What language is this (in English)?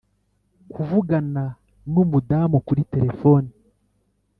Kinyarwanda